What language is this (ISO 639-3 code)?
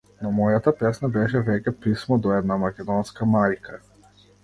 mkd